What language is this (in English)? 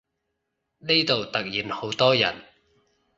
Cantonese